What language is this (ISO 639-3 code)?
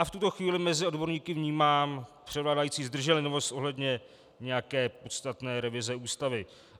ces